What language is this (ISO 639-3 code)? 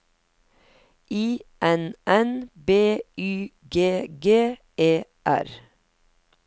nor